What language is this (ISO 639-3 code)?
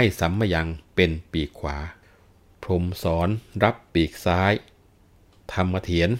tha